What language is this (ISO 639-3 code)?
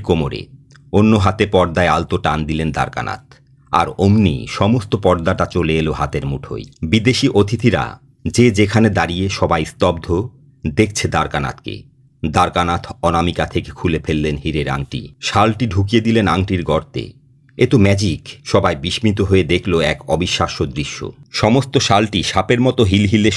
ben